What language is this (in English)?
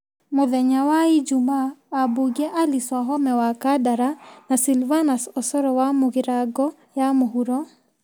Kikuyu